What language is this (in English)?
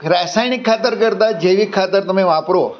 Gujarati